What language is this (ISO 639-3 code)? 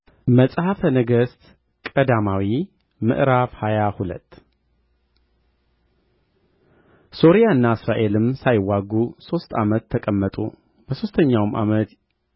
amh